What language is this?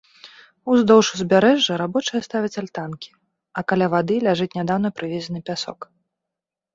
Belarusian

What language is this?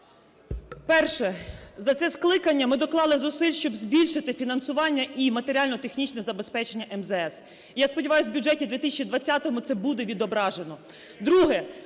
Ukrainian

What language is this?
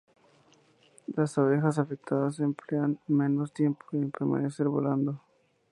Spanish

